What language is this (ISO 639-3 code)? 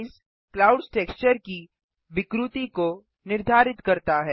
hin